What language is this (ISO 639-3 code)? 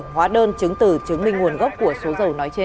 vie